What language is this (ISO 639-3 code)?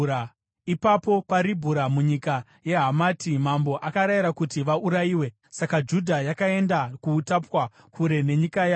sna